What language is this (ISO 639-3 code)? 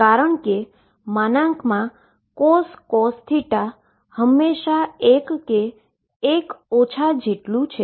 guj